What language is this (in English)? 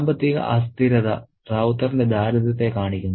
Malayalam